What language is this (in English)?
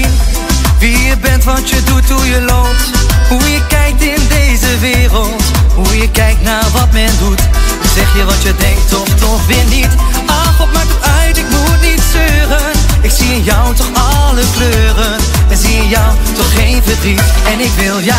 Dutch